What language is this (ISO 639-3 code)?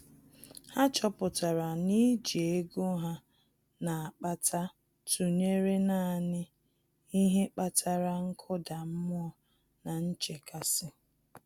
ibo